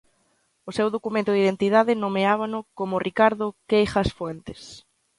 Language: Galician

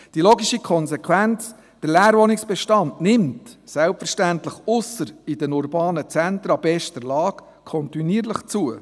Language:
Swiss German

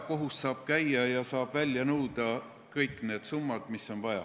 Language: Estonian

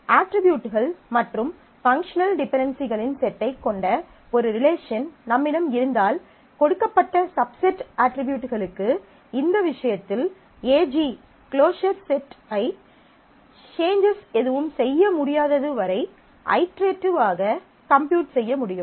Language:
Tamil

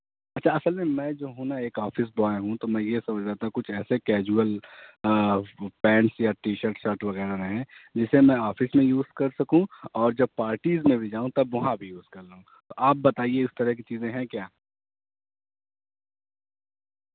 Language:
Urdu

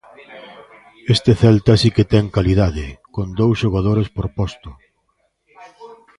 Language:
Galician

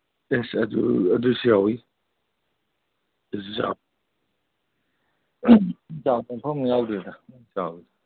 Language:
Manipuri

